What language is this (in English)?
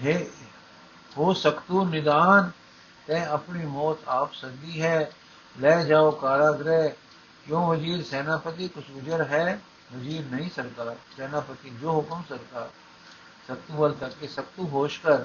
Punjabi